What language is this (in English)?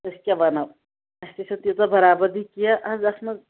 Kashmiri